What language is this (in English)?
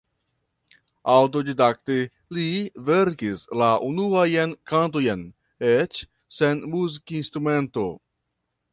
Esperanto